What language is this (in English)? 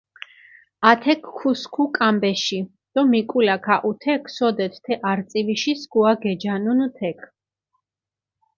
Mingrelian